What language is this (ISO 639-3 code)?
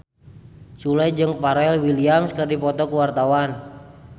sun